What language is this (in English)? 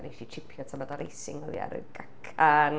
Welsh